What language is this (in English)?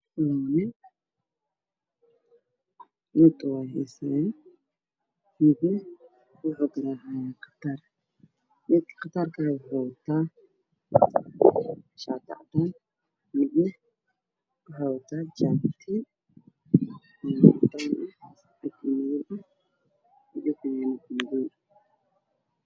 Somali